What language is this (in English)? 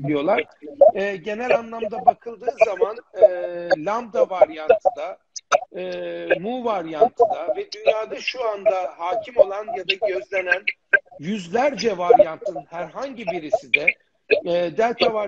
Turkish